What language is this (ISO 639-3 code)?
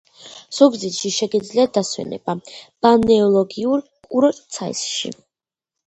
kat